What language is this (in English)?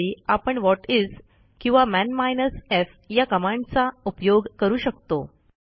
Marathi